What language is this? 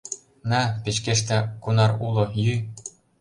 Mari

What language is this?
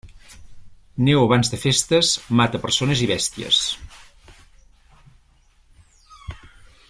Catalan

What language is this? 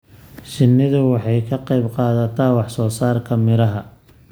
Somali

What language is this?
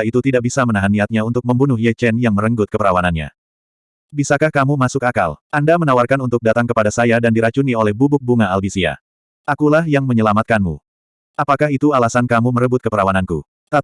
Indonesian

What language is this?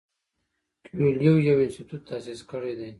Pashto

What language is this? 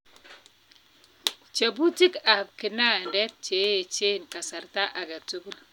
Kalenjin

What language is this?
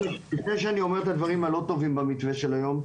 Hebrew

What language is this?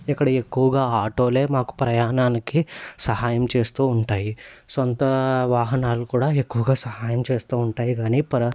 Telugu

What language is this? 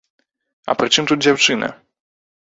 Belarusian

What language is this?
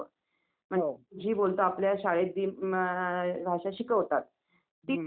Marathi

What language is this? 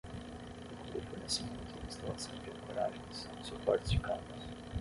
Portuguese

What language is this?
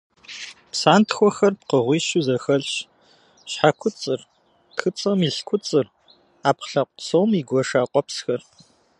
Kabardian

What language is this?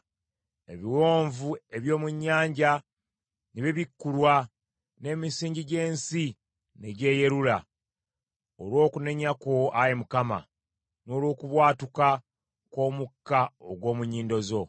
Ganda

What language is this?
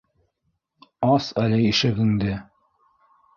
Bashkir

